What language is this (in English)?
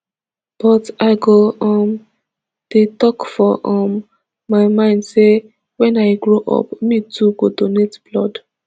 Nigerian Pidgin